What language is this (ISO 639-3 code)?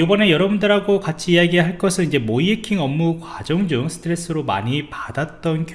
kor